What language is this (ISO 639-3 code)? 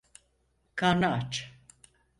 tur